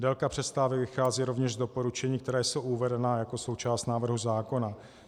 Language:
Czech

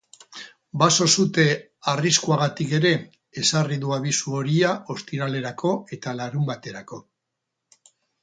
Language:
Basque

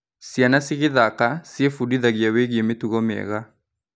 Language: Kikuyu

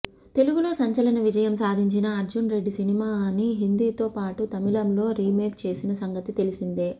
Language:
Telugu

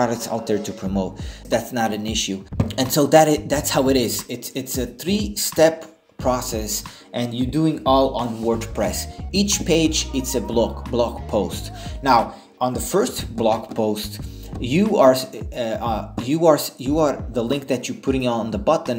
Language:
English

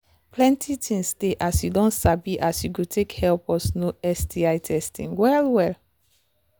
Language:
Nigerian Pidgin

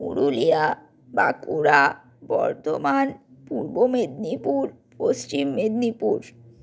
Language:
Bangla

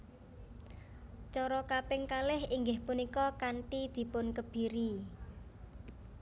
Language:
Javanese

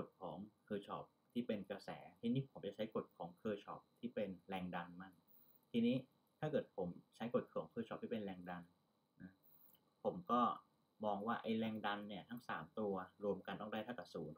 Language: Thai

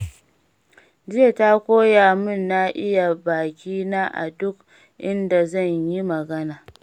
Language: Hausa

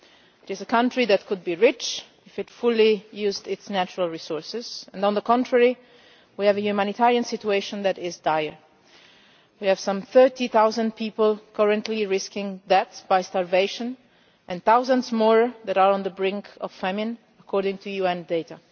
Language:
English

